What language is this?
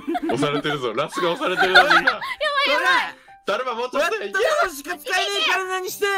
Japanese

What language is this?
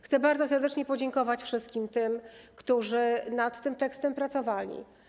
Polish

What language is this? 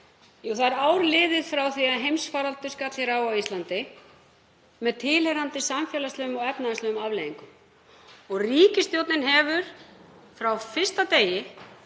Icelandic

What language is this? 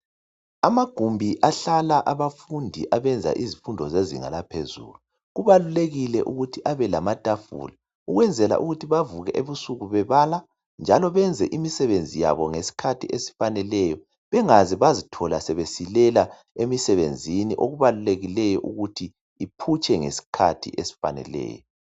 North Ndebele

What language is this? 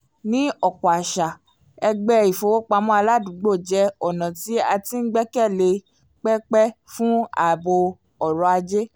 Yoruba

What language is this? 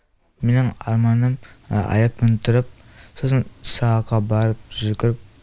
Kazakh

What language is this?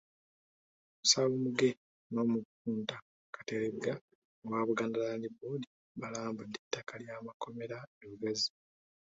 Ganda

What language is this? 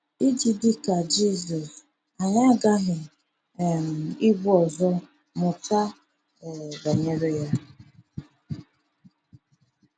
Igbo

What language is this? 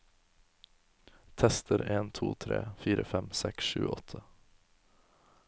Norwegian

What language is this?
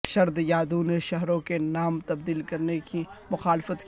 Urdu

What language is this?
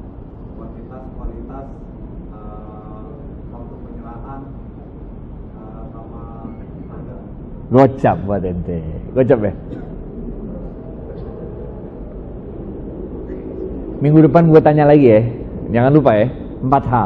Indonesian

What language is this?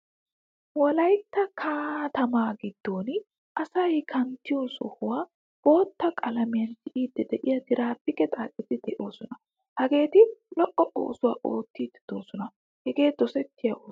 Wolaytta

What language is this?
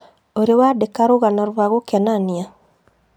Kikuyu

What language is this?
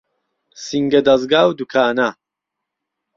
Central Kurdish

